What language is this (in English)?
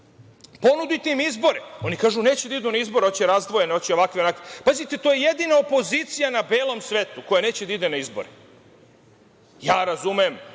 Serbian